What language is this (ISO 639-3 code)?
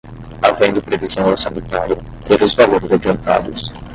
por